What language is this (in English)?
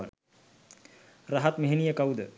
Sinhala